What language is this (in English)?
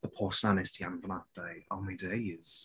Welsh